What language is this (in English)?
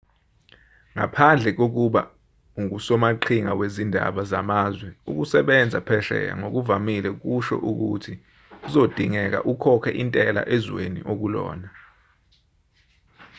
Zulu